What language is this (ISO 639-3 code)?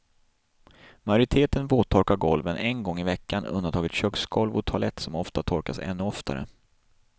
swe